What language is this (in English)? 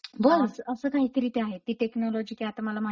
Marathi